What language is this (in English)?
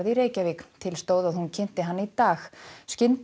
Icelandic